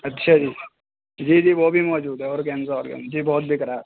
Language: Urdu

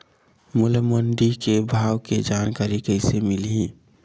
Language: Chhattisgarhi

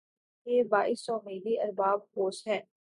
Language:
Urdu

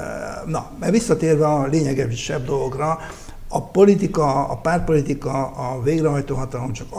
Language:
Hungarian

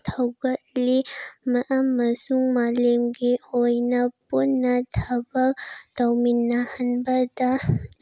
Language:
Manipuri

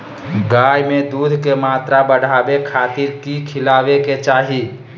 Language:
Magahi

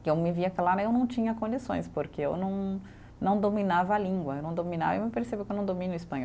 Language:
Portuguese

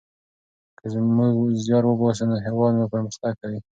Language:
Pashto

